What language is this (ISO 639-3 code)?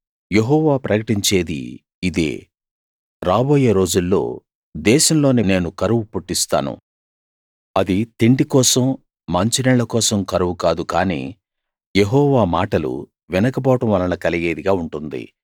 tel